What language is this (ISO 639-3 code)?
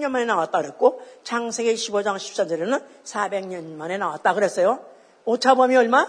kor